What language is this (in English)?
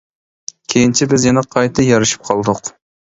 Uyghur